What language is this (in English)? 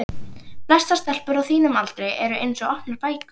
Icelandic